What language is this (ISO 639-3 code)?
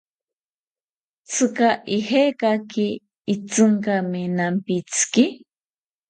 cpy